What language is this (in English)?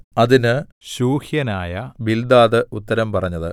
Malayalam